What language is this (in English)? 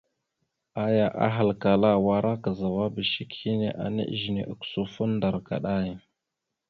Mada (Cameroon)